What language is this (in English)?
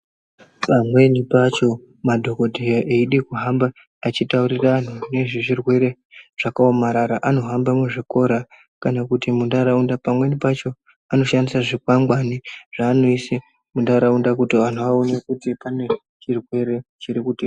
Ndau